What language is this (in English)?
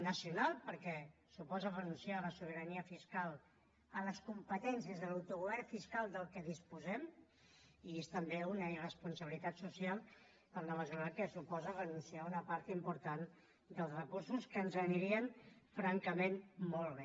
Catalan